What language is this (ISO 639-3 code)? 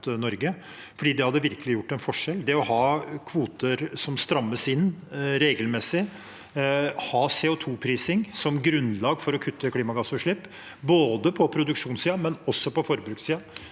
nor